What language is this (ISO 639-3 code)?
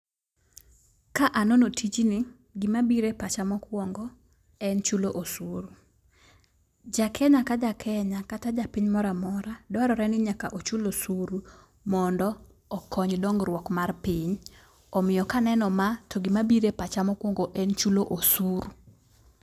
luo